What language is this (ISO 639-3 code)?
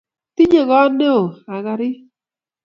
kln